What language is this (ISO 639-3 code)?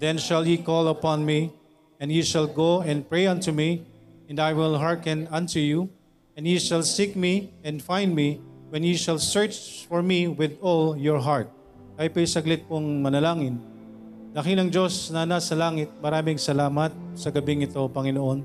fil